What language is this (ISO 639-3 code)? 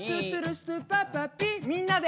jpn